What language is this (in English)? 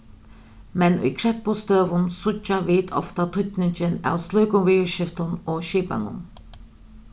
Faroese